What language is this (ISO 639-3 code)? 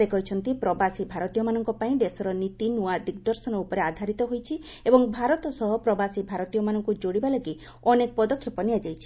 ori